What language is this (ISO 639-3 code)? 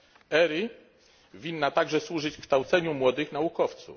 pol